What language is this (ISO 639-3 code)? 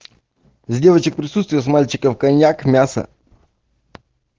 rus